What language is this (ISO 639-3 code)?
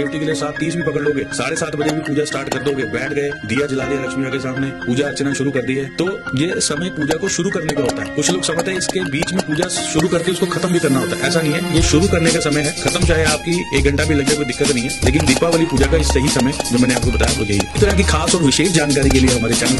hin